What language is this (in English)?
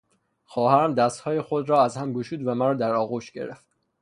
Persian